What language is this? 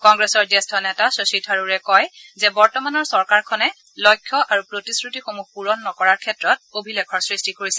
Assamese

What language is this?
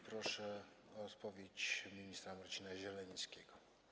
Polish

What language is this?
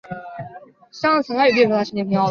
Chinese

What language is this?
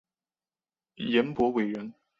Chinese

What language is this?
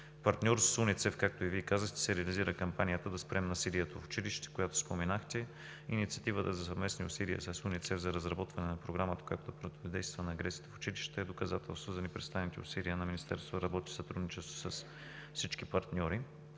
Bulgarian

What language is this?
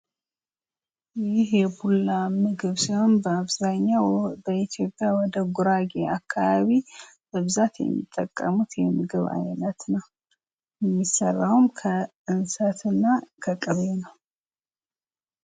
Amharic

